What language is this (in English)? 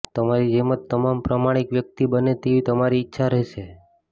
Gujarati